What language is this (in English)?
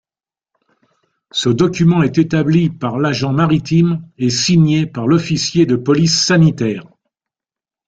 French